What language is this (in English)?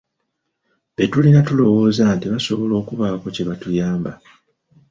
Ganda